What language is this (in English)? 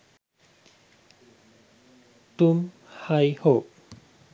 Sinhala